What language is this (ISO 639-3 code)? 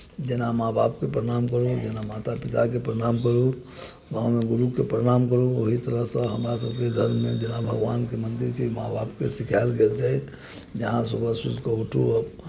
mai